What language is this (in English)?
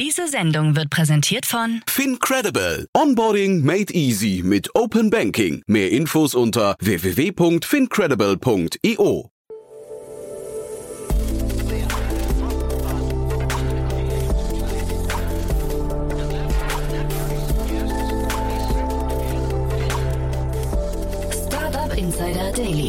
German